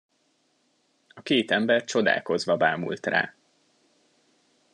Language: Hungarian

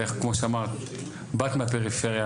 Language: Hebrew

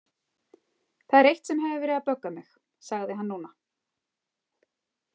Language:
Icelandic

